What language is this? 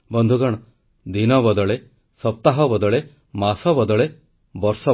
Odia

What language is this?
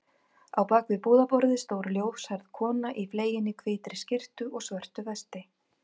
Icelandic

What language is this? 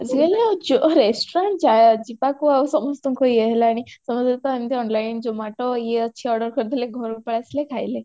Odia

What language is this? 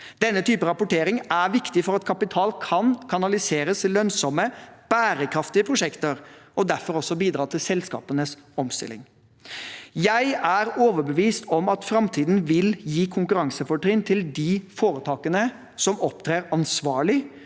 Norwegian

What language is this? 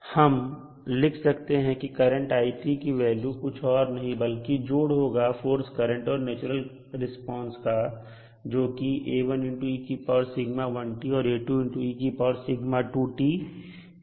Hindi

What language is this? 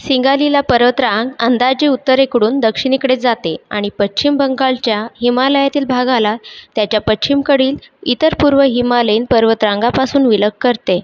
Marathi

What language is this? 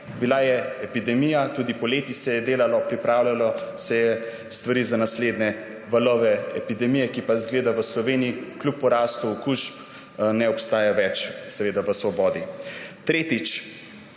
Slovenian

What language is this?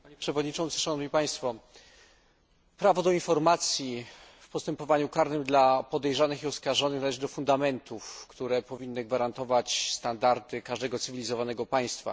Polish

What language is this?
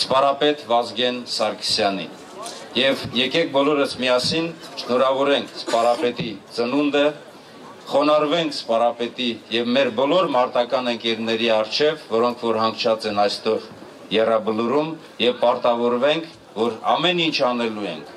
Turkish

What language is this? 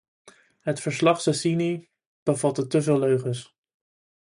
Dutch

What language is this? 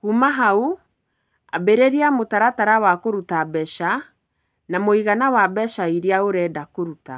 Kikuyu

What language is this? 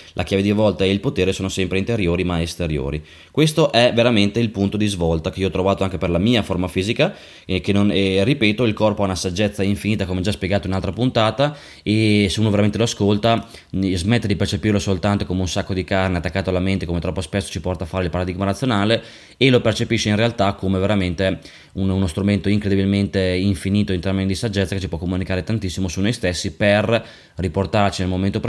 Italian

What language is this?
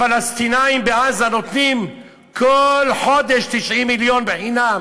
Hebrew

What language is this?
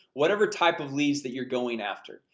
English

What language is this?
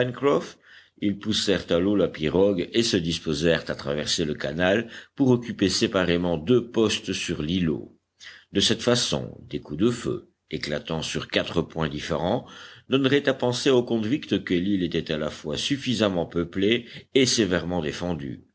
French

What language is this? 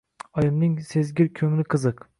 Uzbek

